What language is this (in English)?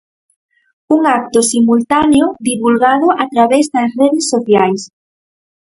Galician